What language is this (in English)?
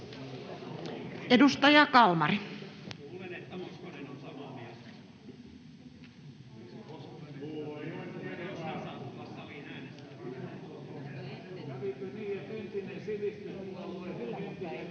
Finnish